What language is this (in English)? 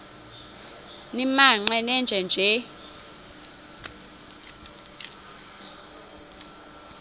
Xhosa